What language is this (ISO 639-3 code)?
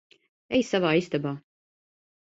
lav